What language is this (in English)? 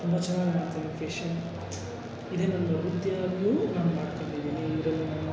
Kannada